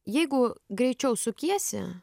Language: Lithuanian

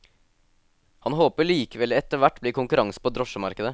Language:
Norwegian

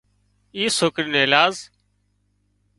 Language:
Wadiyara Koli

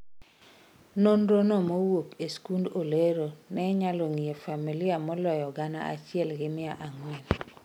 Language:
Luo (Kenya and Tanzania)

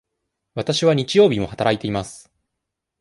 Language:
Japanese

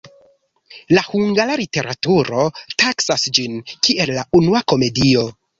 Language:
Esperanto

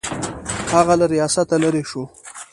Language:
Pashto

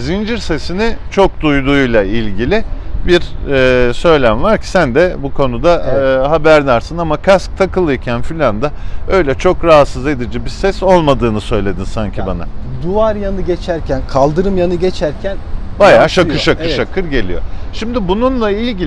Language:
Turkish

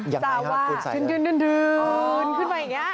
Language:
Thai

